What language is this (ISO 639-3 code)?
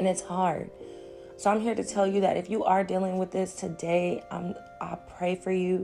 eng